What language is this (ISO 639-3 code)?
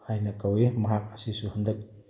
mni